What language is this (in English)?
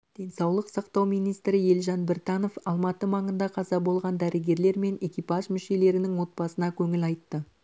Kazakh